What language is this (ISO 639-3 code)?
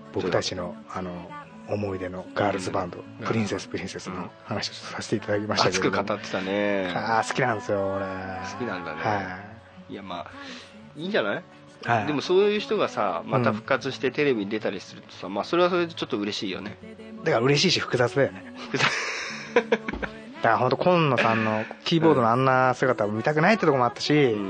jpn